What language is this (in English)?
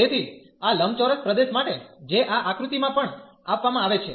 Gujarati